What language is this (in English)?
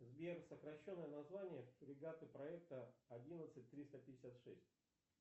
Russian